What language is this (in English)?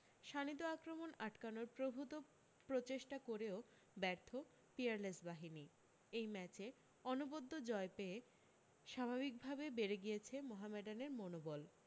Bangla